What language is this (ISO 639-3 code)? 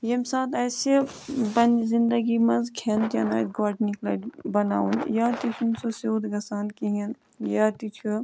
kas